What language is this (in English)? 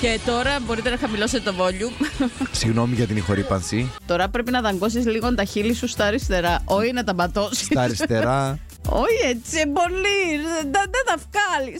Greek